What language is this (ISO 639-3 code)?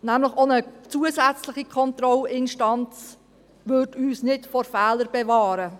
gsw